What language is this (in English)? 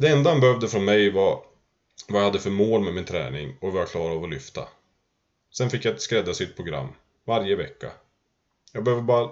Swedish